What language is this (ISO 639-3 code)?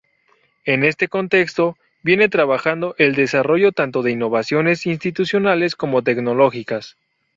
spa